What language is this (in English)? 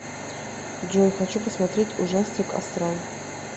Russian